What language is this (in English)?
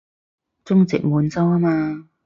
Cantonese